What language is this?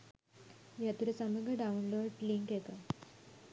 Sinhala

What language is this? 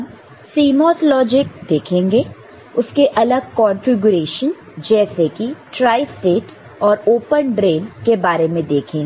Hindi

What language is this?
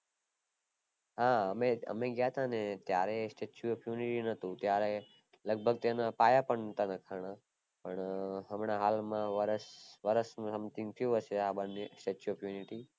Gujarati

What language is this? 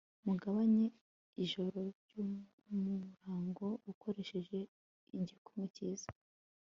Kinyarwanda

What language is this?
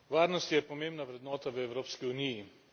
Slovenian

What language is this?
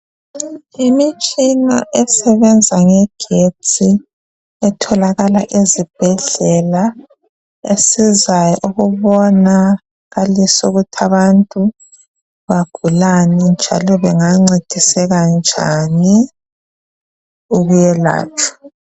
North Ndebele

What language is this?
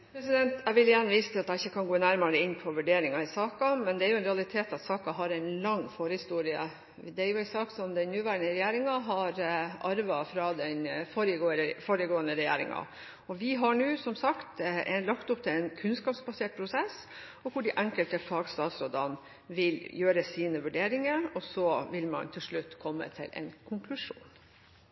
Norwegian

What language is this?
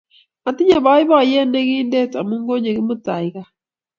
Kalenjin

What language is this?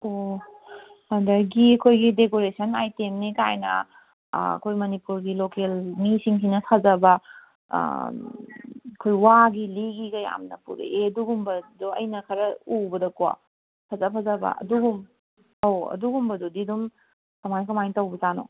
Manipuri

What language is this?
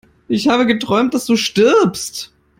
German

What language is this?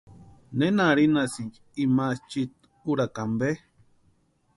Western Highland Purepecha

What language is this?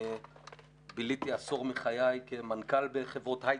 Hebrew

